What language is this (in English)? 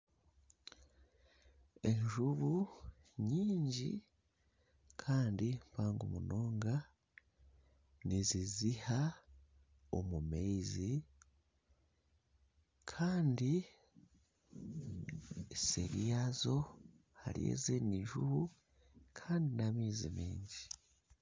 Nyankole